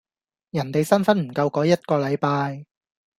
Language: Cantonese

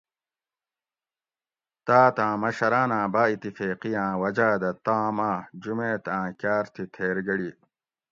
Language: Gawri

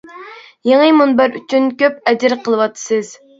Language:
Uyghur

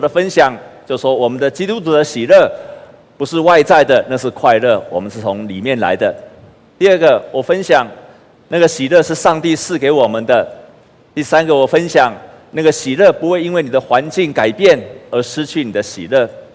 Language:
Chinese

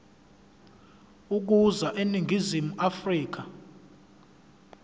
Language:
Zulu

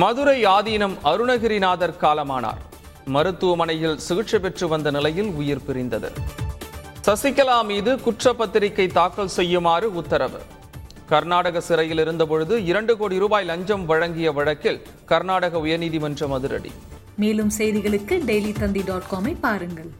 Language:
Tamil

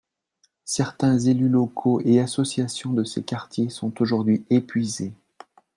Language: French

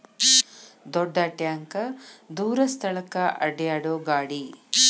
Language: Kannada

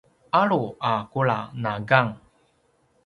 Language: Paiwan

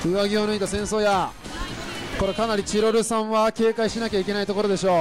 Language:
Japanese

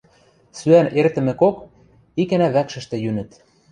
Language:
Western Mari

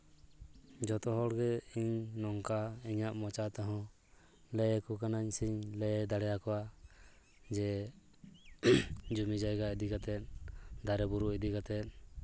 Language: Santali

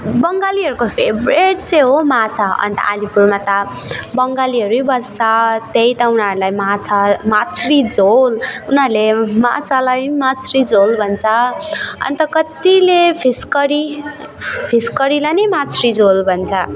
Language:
Nepali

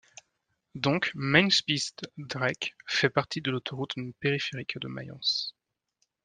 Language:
French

